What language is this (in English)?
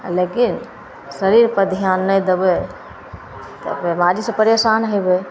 Maithili